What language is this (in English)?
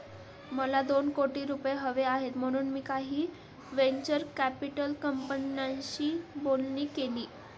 Marathi